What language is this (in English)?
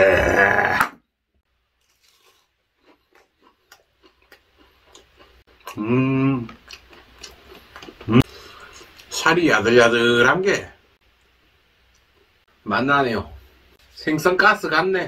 Korean